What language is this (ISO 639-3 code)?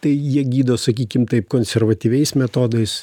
lit